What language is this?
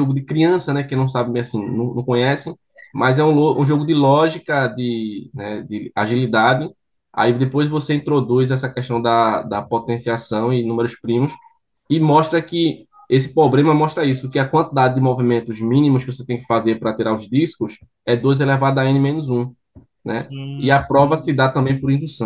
Portuguese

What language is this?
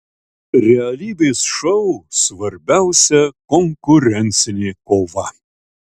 Lithuanian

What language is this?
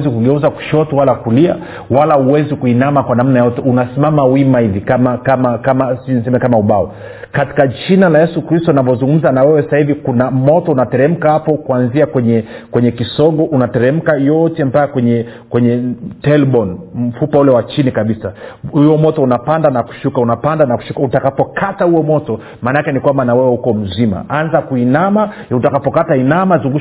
Swahili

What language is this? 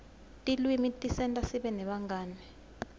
Swati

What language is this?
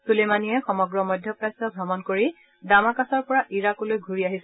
Assamese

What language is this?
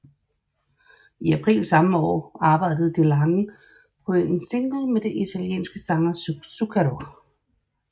Danish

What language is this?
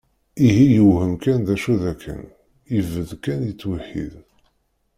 Kabyle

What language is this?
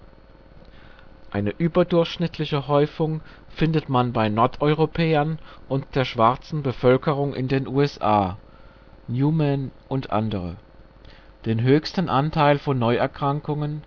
German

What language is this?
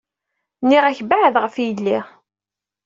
Kabyle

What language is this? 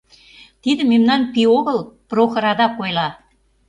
Mari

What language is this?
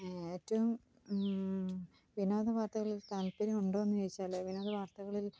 Malayalam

